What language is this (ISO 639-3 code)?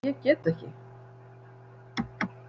isl